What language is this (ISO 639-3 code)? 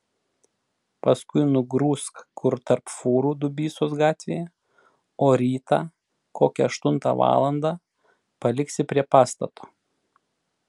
lit